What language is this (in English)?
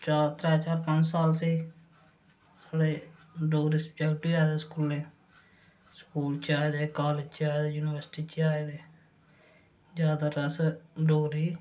Dogri